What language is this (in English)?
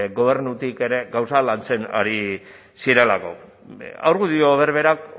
Basque